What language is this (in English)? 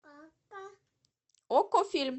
Russian